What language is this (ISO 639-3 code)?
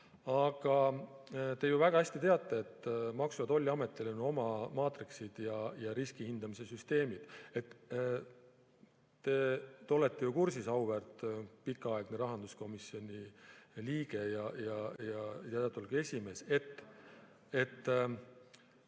est